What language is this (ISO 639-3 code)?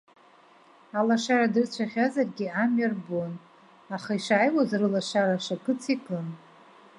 abk